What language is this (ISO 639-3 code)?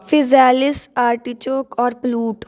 pan